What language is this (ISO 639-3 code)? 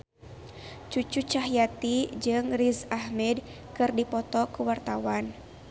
sun